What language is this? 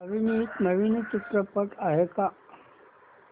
Marathi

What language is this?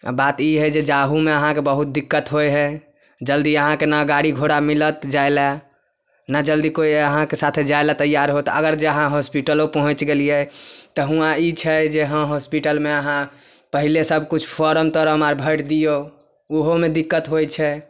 Maithili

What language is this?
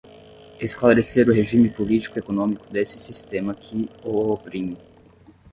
Portuguese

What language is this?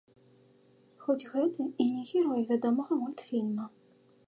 Belarusian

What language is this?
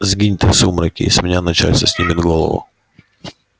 Russian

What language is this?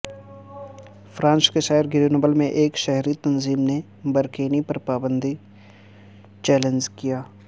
Urdu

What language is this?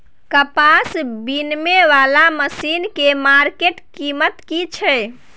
Maithili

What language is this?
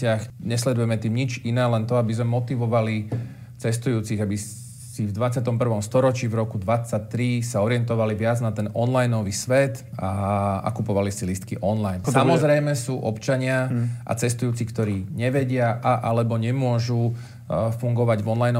Slovak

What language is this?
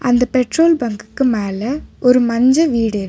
Tamil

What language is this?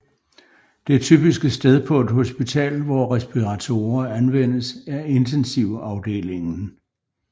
Danish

